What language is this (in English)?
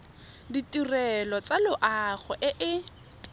Tswana